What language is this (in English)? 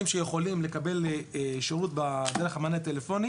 Hebrew